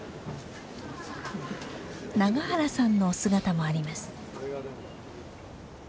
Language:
Japanese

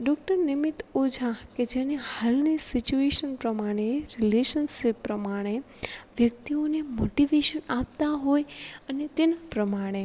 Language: Gujarati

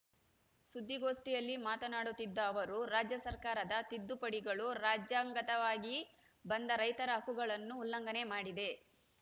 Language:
Kannada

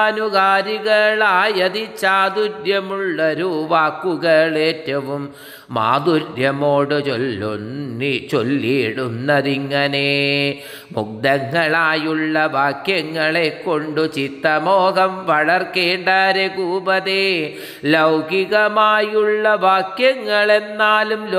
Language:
Malayalam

